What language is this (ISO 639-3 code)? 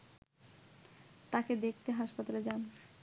ben